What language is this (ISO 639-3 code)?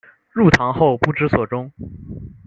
zho